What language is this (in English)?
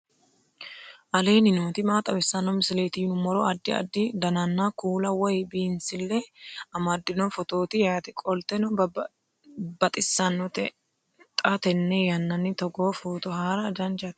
Sidamo